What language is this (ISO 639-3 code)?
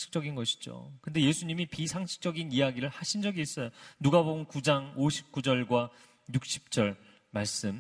kor